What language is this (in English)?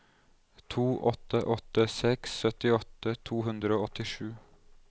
Norwegian